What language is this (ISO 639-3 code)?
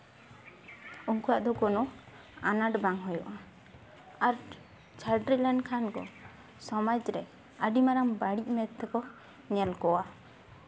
sat